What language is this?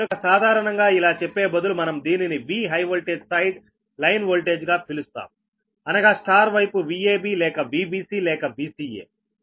Telugu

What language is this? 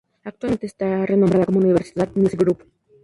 Spanish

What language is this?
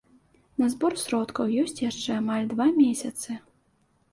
Belarusian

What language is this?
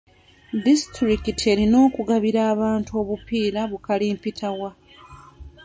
Ganda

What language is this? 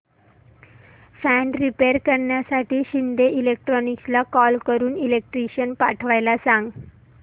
Marathi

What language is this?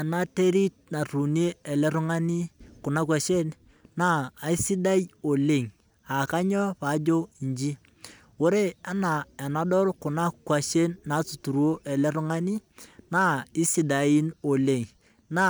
Masai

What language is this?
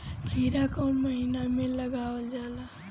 Bhojpuri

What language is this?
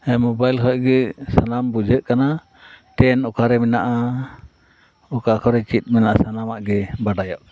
Santali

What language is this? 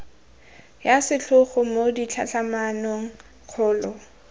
Tswana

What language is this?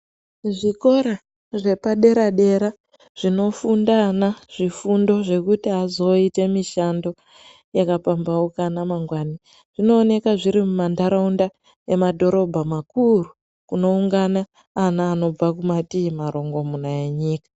Ndau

